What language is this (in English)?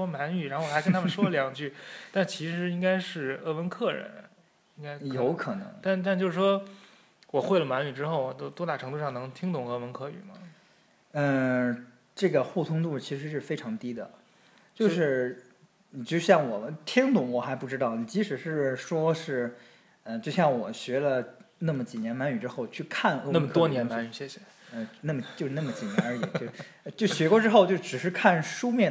Chinese